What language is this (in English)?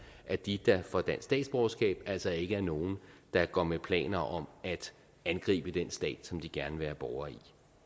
Danish